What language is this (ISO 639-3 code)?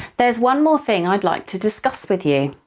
eng